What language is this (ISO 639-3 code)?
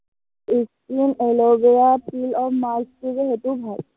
asm